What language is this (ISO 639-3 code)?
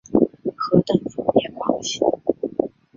zho